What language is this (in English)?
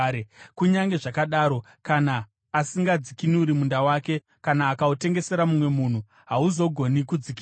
Shona